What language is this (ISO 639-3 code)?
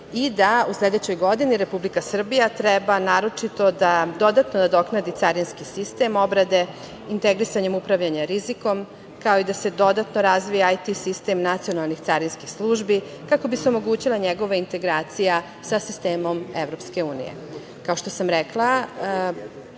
srp